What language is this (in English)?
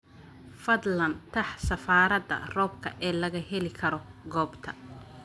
Somali